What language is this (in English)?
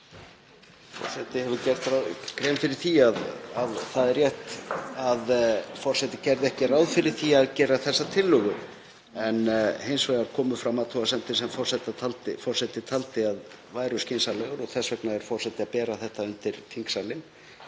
Icelandic